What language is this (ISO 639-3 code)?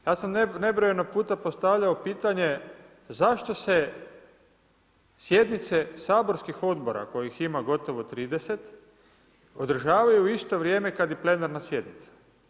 hrv